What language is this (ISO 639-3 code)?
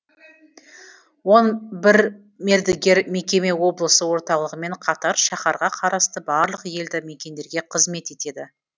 kaz